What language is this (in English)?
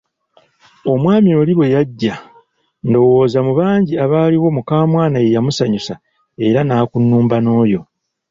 Ganda